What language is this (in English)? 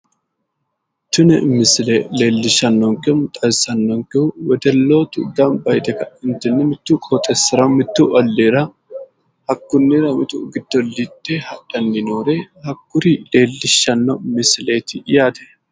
Sidamo